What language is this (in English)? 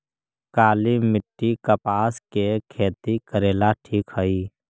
Magahi